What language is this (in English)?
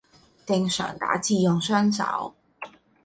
Cantonese